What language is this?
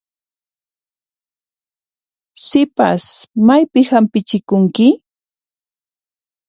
Puno Quechua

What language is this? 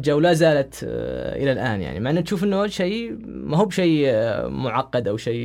Arabic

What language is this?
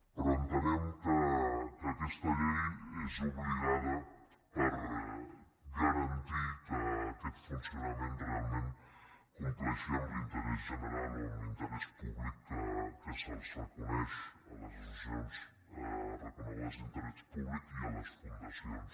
Catalan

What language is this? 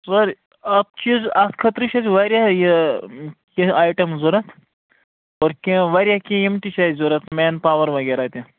Kashmiri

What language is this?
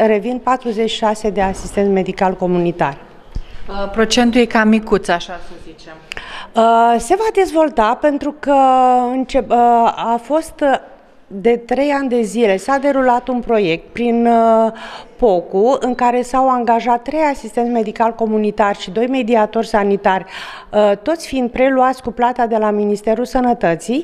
Romanian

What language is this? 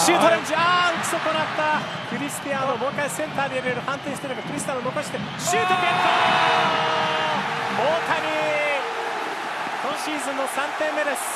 Japanese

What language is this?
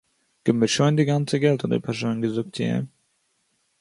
Yiddish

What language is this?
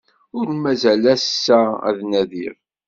Kabyle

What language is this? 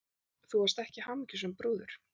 Icelandic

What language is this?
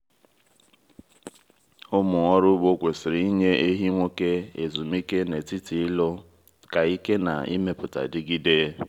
Igbo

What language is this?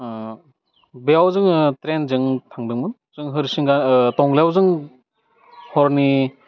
Bodo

